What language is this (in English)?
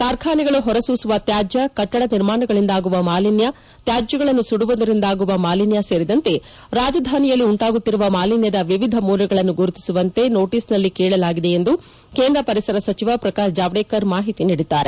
Kannada